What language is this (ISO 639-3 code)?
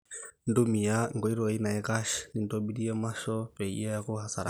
mas